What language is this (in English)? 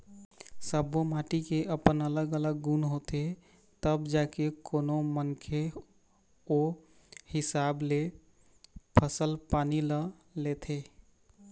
Chhattisgarhi